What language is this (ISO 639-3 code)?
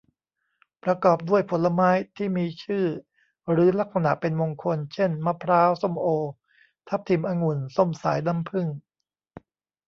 tha